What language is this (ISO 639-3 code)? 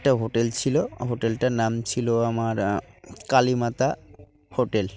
ben